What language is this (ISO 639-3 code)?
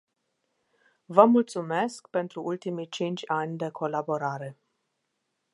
ron